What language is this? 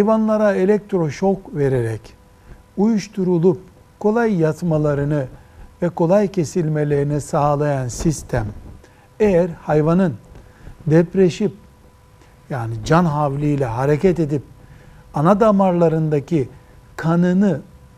Turkish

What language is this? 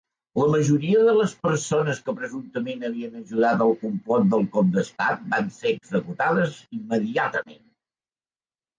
Catalan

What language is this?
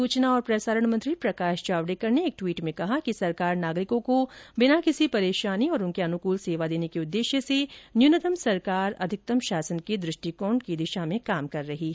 Hindi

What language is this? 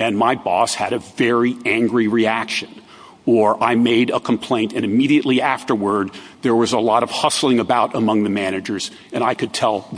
English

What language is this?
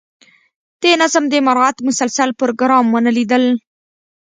Pashto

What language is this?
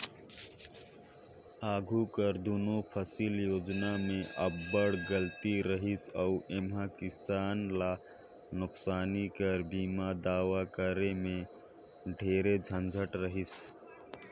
Chhattisgarhi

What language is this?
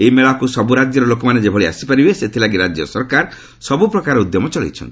Odia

